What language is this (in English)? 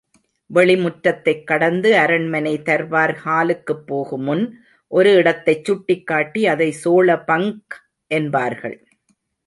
Tamil